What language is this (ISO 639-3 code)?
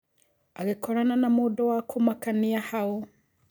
kik